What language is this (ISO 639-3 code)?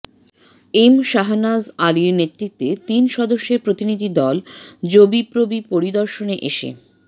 ben